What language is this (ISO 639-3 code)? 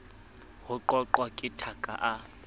sot